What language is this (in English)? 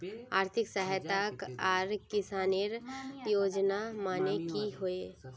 Magahi